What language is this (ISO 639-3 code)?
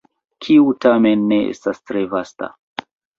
epo